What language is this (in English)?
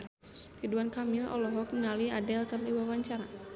Sundanese